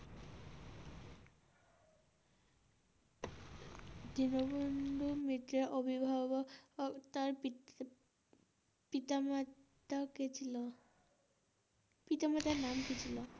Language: Bangla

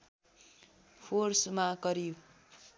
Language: Nepali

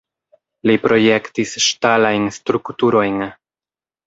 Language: Esperanto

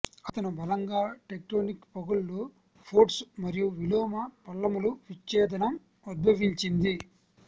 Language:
Telugu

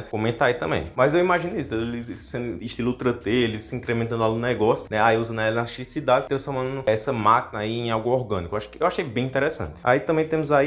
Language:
Portuguese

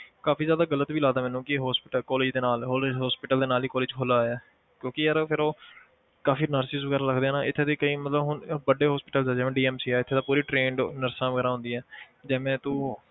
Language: Punjabi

